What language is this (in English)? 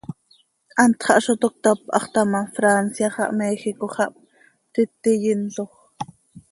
Seri